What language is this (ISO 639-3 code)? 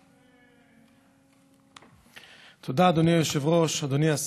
heb